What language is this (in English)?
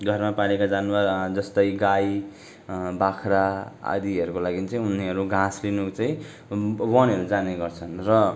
Nepali